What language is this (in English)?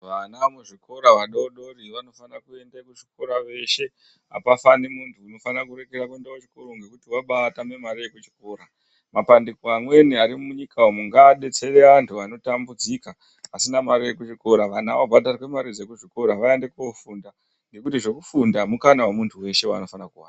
Ndau